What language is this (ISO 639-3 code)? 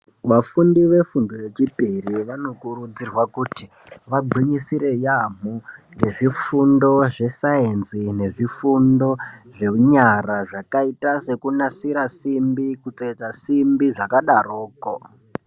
ndc